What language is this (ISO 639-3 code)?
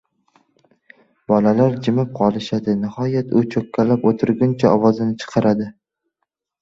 uzb